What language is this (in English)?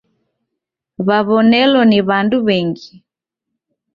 Taita